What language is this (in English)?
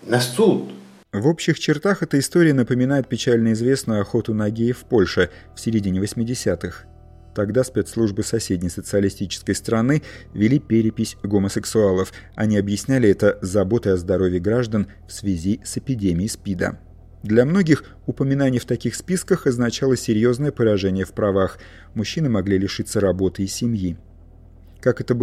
Russian